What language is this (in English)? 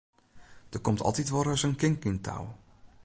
Western Frisian